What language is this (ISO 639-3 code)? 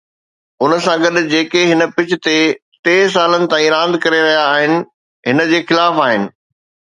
snd